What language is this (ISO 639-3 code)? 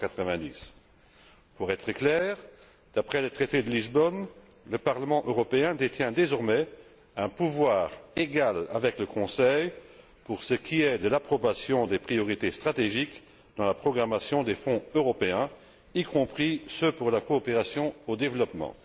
fra